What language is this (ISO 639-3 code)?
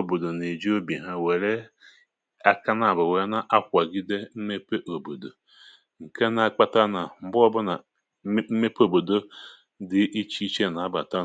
ibo